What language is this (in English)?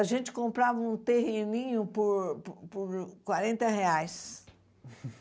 Portuguese